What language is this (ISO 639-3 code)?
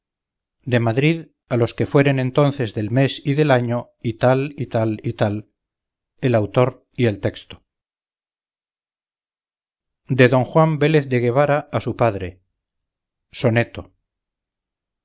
spa